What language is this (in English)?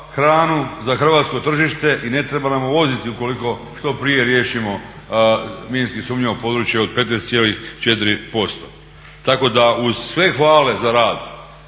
Croatian